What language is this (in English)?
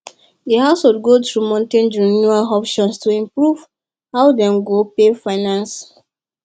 Nigerian Pidgin